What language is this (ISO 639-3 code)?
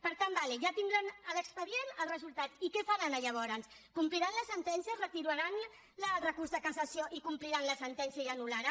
cat